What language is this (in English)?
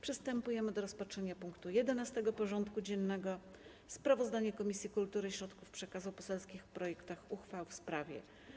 Polish